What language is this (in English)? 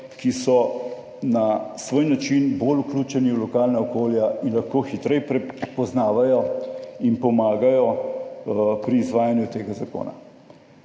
Slovenian